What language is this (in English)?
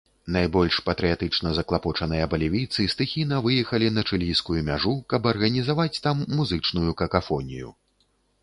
Belarusian